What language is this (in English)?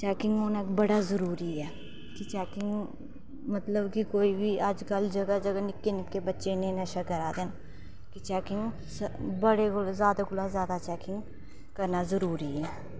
Dogri